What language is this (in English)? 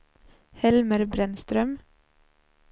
Swedish